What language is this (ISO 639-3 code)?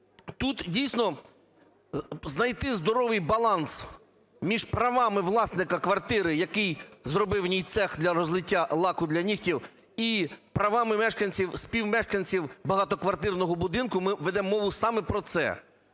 ukr